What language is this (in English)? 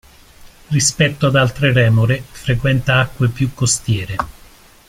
Italian